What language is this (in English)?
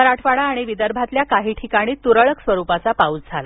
Marathi